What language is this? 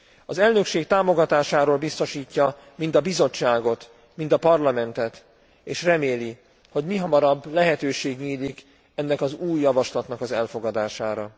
Hungarian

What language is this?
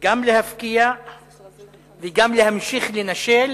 Hebrew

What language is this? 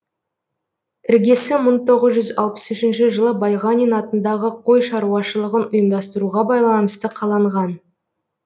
Kazakh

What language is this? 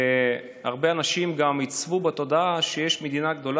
Hebrew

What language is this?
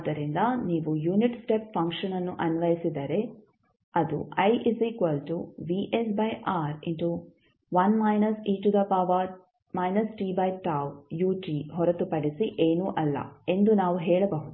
Kannada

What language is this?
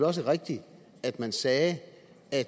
Danish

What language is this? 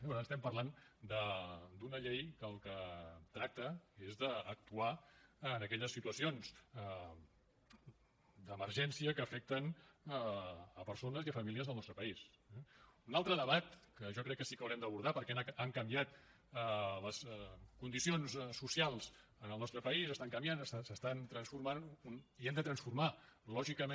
Catalan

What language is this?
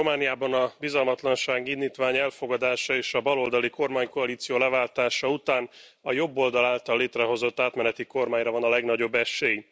Hungarian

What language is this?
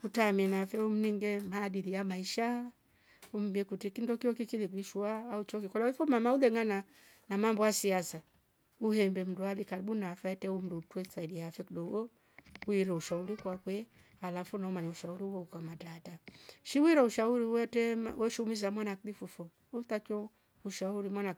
Rombo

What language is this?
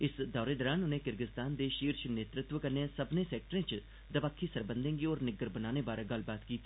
Dogri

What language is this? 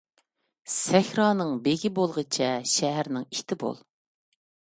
Uyghur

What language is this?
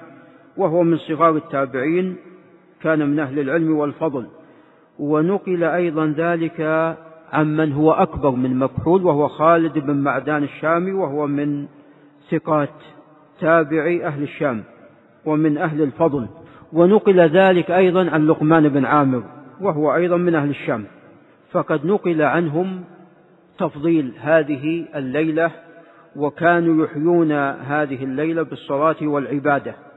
Arabic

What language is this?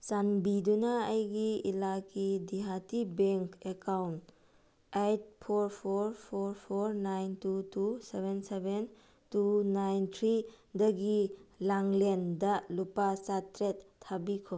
Manipuri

